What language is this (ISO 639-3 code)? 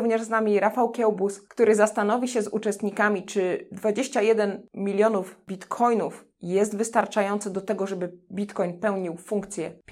pol